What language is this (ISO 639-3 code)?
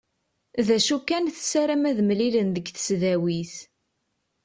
kab